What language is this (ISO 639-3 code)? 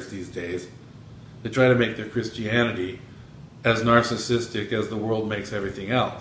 eng